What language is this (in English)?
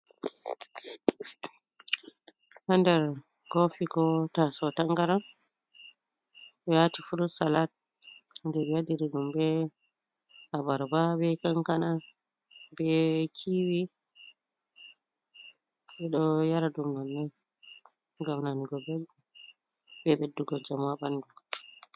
Fula